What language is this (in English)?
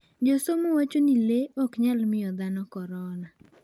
Luo (Kenya and Tanzania)